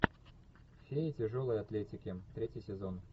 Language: Russian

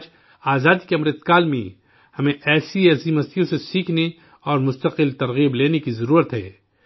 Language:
Urdu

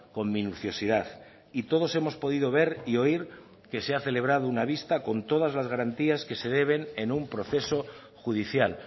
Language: Spanish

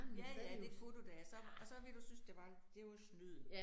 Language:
Danish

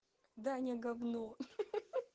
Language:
Russian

